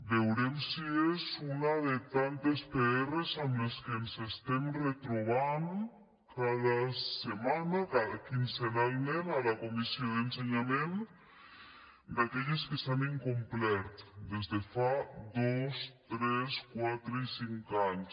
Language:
Catalan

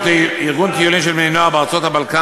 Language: Hebrew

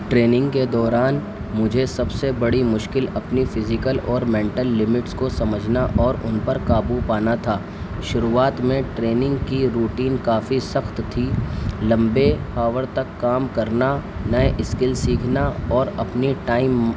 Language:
Urdu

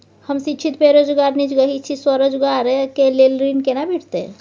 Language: Maithili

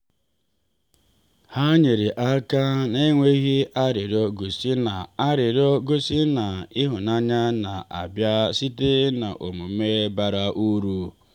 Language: Igbo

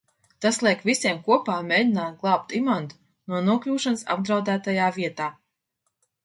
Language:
Latvian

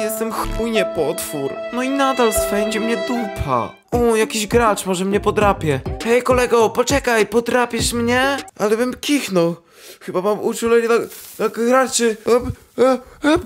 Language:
Polish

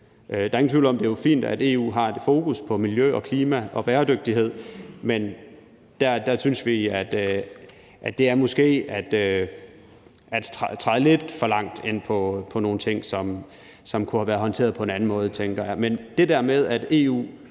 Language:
Danish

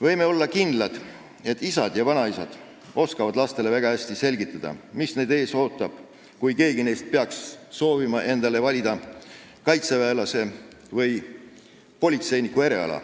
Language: Estonian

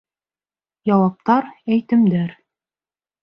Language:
Bashkir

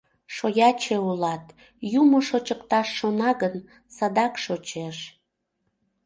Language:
Mari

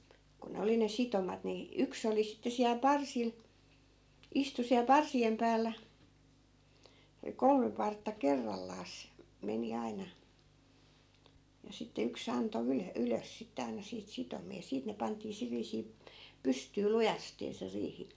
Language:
Finnish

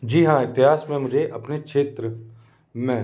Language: Hindi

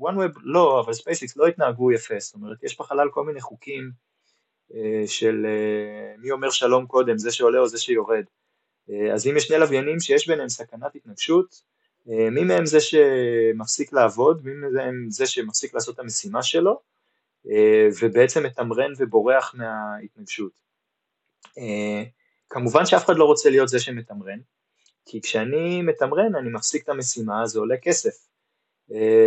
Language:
Hebrew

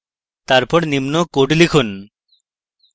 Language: Bangla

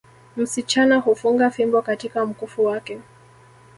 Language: Swahili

